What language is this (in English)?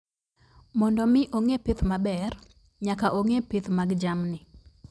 Luo (Kenya and Tanzania)